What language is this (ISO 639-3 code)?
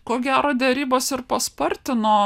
lit